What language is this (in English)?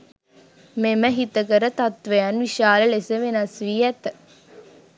Sinhala